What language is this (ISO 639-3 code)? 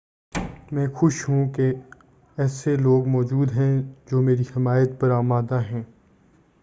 urd